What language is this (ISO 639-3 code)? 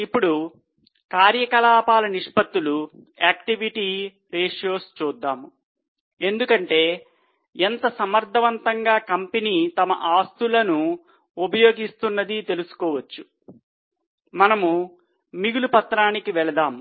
tel